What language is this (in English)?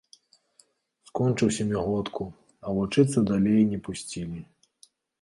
Belarusian